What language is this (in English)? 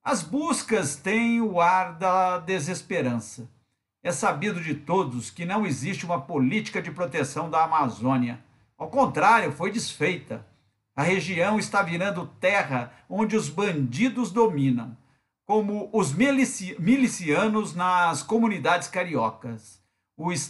Portuguese